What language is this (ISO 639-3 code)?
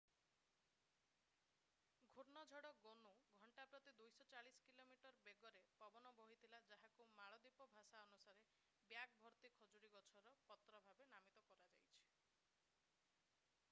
ori